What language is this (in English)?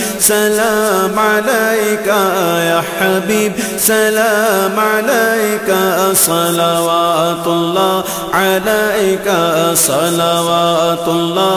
Arabic